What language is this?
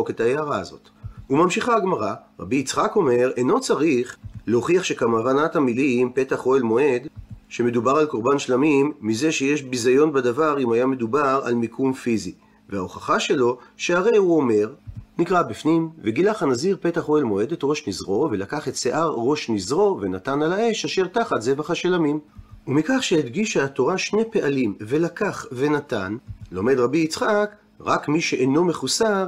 Hebrew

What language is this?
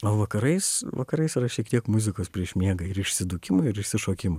Lithuanian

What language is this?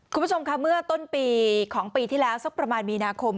Thai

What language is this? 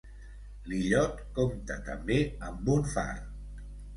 Catalan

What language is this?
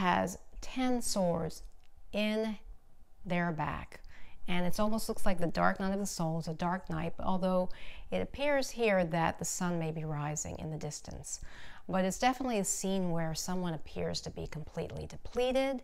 English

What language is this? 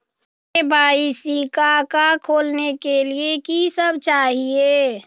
Magahi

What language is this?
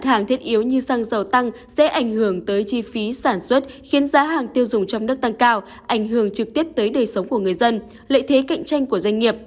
Vietnamese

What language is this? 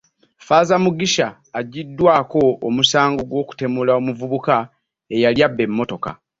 Ganda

